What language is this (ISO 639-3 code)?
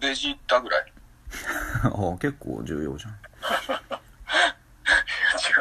jpn